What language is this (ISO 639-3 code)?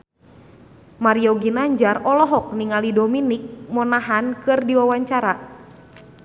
sun